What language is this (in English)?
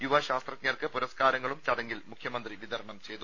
Malayalam